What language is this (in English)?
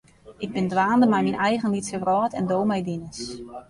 Western Frisian